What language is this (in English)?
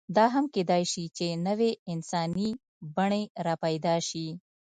Pashto